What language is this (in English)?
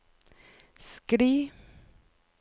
Norwegian